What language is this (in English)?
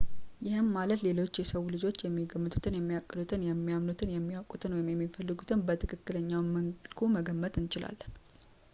Amharic